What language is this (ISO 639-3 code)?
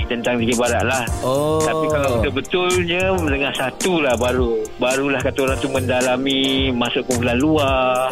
msa